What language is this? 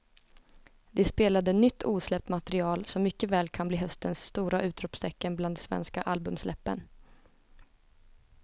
Swedish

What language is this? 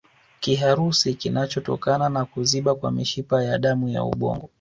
Swahili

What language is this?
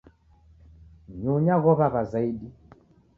Taita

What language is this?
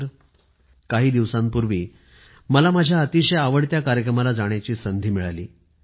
Marathi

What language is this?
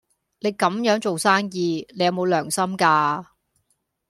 Cantonese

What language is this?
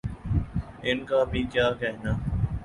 Urdu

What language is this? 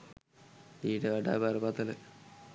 Sinhala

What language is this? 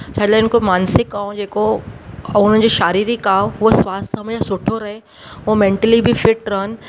Sindhi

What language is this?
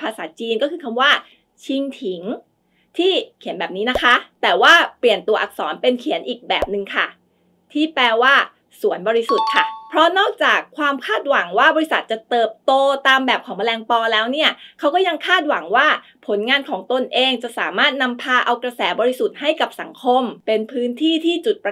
Thai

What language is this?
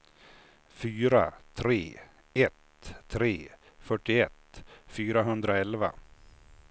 Swedish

